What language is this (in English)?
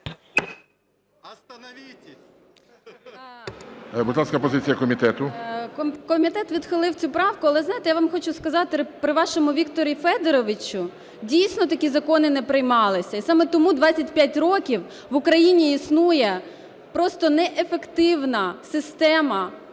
Ukrainian